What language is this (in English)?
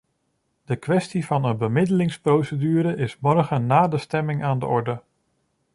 Dutch